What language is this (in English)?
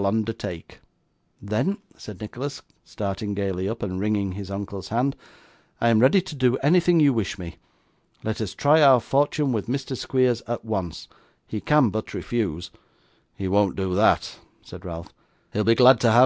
English